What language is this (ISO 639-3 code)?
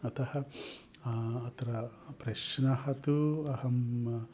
san